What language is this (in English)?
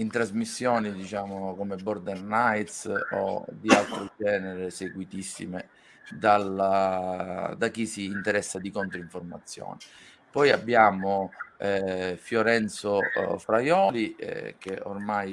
Italian